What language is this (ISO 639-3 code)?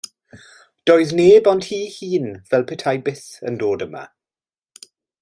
cym